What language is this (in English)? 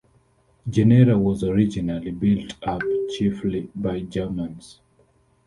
English